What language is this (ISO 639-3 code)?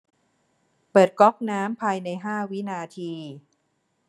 tha